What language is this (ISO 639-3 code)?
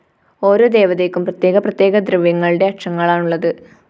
mal